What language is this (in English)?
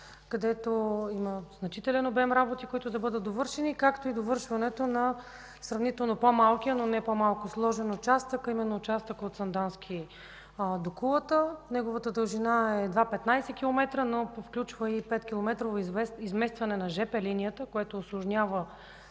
Bulgarian